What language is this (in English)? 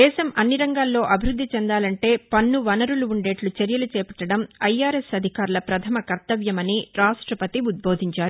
Telugu